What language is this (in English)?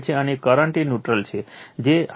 Gujarati